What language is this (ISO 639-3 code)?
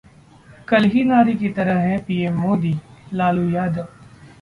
hin